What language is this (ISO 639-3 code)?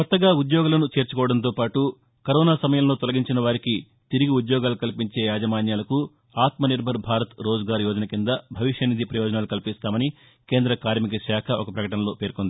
tel